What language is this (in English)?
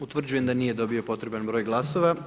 Croatian